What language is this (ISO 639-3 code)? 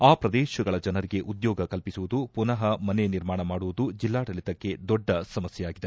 kan